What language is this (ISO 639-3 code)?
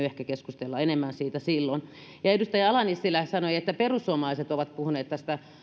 fin